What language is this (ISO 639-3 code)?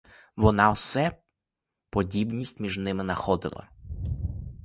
ukr